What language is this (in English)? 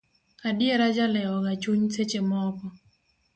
Luo (Kenya and Tanzania)